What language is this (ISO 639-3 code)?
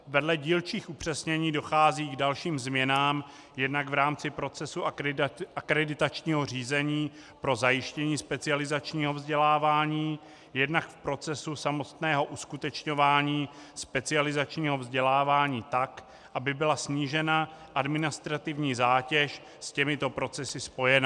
ces